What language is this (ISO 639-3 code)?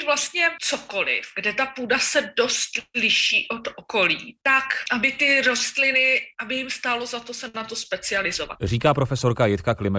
ces